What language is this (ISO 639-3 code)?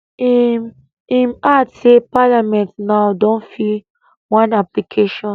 pcm